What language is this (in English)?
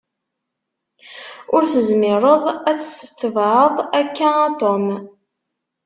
Kabyle